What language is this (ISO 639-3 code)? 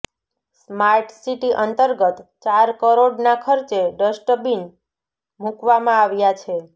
guj